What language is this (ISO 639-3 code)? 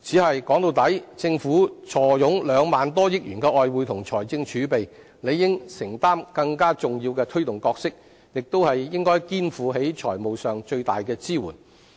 yue